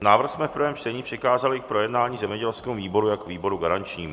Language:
Czech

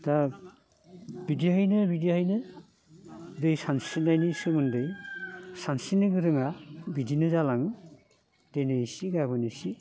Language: Bodo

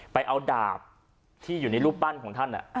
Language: Thai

